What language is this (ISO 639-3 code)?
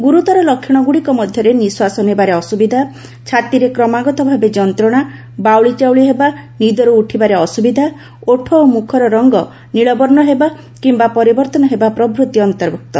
ori